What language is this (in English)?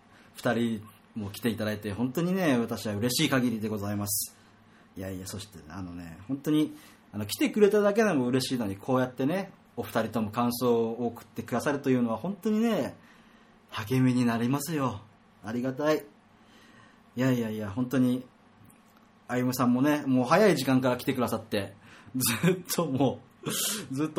Japanese